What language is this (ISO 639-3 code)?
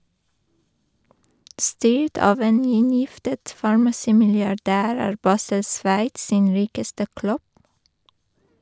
nor